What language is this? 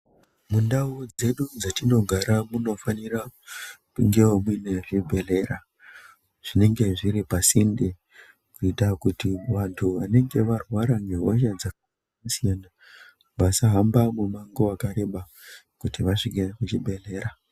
Ndau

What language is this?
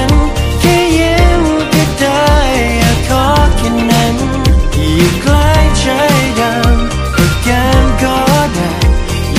Thai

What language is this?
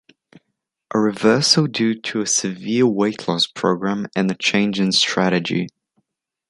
English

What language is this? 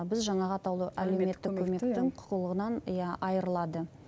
Kazakh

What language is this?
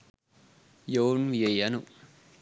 Sinhala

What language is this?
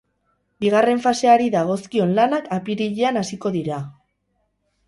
Basque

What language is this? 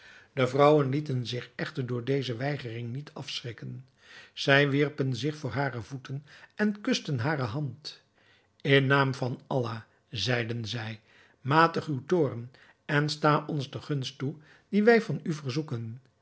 Dutch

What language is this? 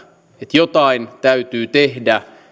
Finnish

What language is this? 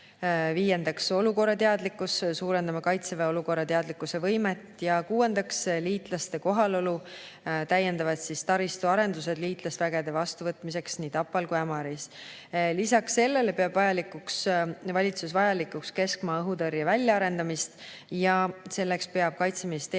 Estonian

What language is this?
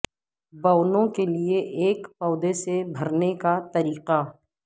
Urdu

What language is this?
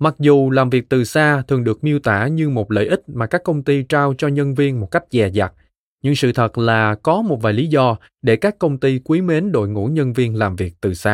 Vietnamese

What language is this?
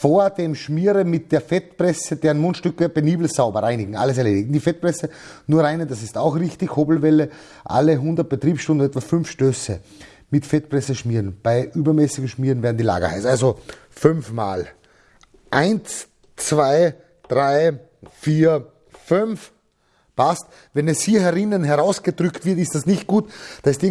German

